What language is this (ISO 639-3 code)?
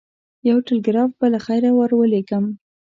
pus